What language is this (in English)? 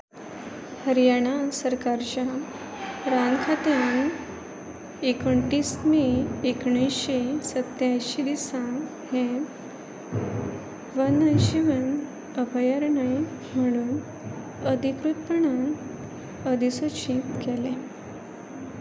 Konkani